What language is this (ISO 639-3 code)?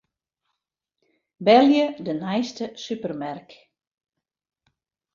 fry